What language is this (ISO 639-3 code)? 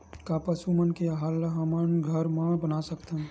hne